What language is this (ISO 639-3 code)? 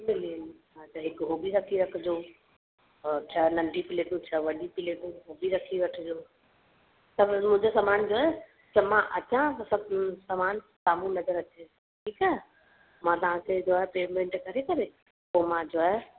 snd